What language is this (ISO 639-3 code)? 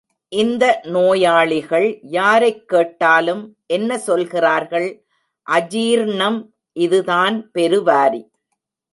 tam